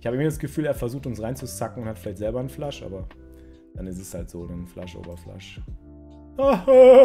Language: German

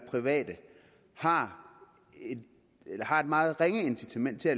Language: Danish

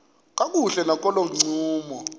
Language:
Xhosa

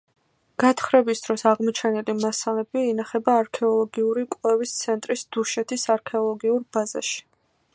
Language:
Georgian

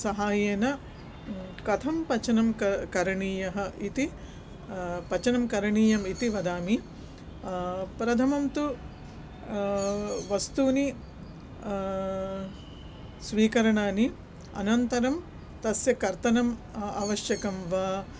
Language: Sanskrit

